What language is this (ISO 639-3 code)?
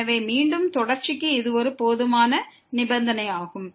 tam